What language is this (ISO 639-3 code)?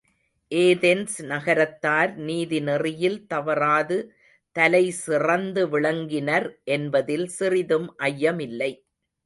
tam